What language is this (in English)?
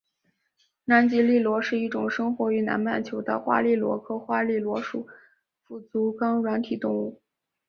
Chinese